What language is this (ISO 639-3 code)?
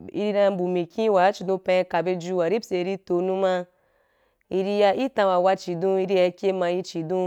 juk